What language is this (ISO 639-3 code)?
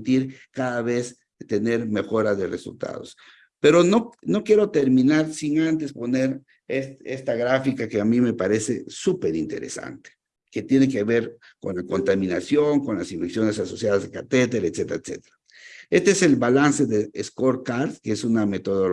spa